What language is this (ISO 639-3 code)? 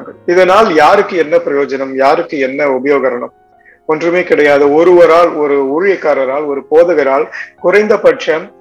tam